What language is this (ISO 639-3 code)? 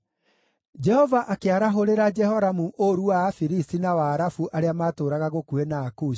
kik